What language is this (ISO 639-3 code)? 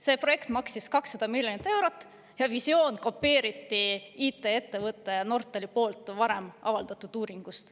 est